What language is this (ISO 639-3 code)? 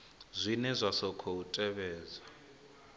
ven